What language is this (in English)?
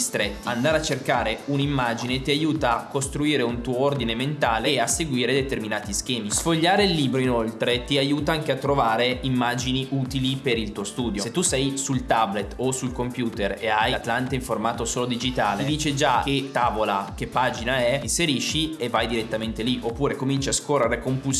Italian